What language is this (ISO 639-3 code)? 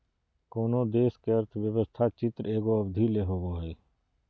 mag